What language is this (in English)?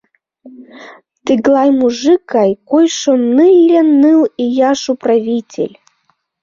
Mari